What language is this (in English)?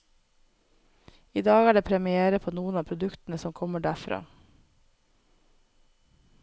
Norwegian